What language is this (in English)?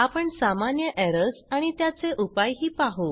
Marathi